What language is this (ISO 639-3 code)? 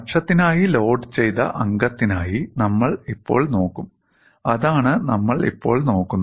mal